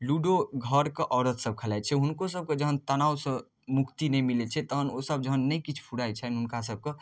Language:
Maithili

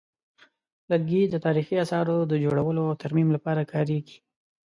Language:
Pashto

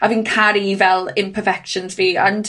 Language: Welsh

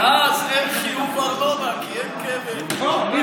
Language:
Hebrew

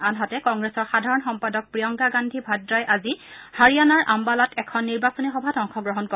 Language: Assamese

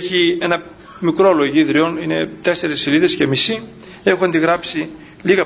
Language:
Greek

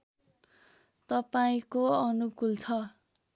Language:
Nepali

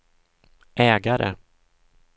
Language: Swedish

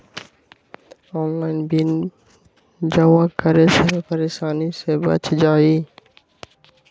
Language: Magahi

